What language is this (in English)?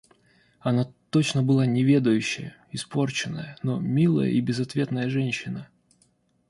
Russian